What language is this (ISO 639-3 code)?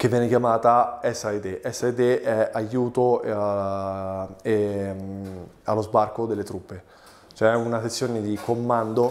ita